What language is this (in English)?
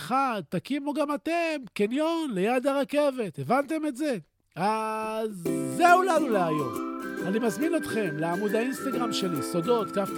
Hebrew